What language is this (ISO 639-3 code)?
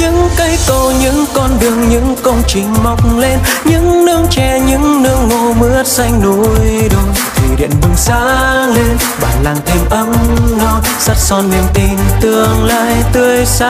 vie